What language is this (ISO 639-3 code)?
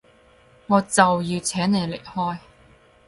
yue